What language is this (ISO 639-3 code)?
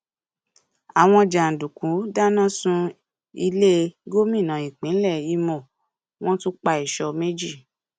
yor